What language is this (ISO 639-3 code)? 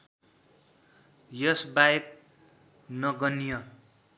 nep